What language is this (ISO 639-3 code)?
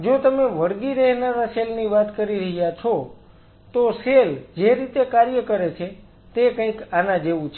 guj